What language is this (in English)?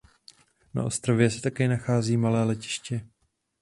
Czech